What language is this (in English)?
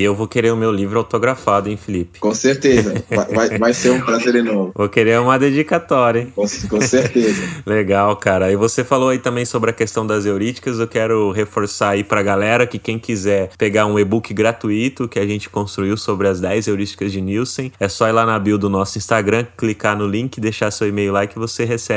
Portuguese